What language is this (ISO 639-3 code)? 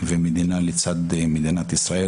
heb